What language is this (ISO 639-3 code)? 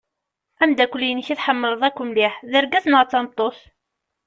kab